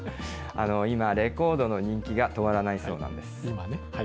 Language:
Japanese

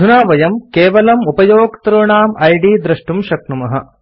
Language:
Sanskrit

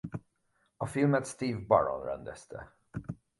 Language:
Hungarian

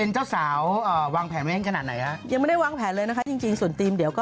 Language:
Thai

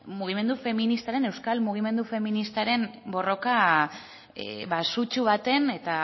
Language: Basque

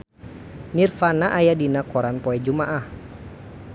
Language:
Sundanese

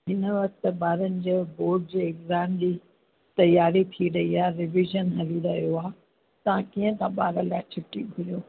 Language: Sindhi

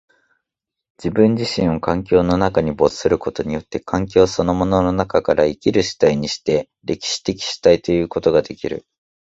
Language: Japanese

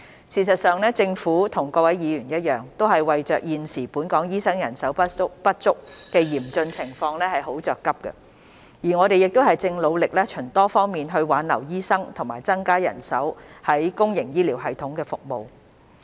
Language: Cantonese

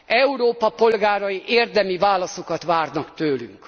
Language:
Hungarian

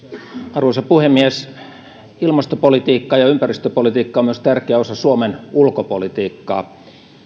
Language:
Finnish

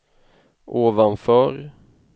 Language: Swedish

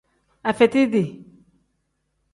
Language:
Tem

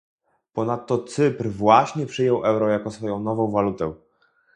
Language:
Polish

